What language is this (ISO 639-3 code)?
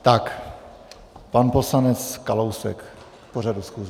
ces